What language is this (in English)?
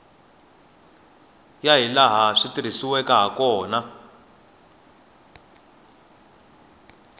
Tsonga